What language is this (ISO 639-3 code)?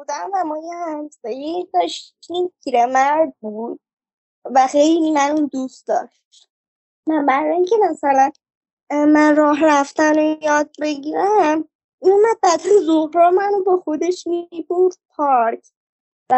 fas